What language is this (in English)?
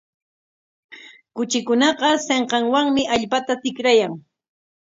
Corongo Ancash Quechua